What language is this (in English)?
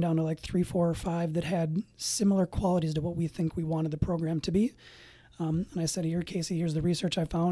English